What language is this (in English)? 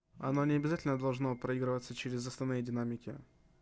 Russian